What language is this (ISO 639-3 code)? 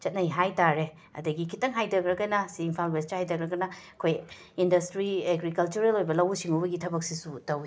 mni